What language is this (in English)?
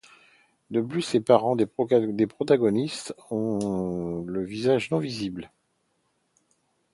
French